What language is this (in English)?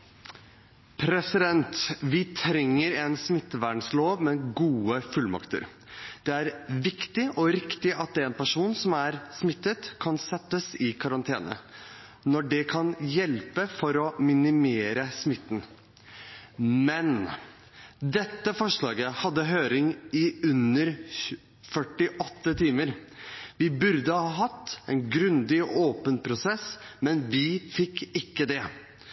Norwegian Bokmål